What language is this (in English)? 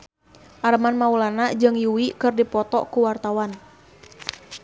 Sundanese